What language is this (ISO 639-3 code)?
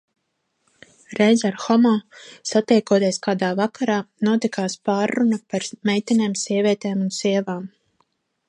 lav